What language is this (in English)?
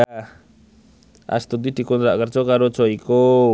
Javanese